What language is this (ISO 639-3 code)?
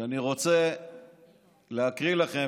heb